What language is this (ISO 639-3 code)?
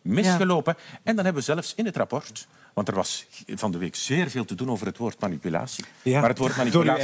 nld